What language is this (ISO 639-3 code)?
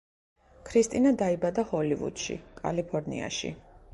kat